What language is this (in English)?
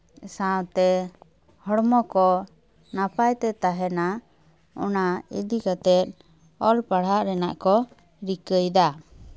Santali